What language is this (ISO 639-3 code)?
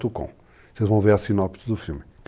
por